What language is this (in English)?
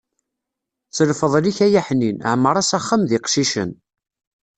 Kabyle